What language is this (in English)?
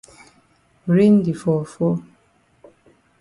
Cameroon Pidgin